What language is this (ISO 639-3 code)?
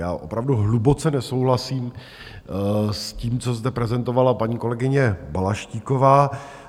ces